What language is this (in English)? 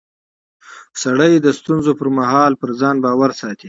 Pashto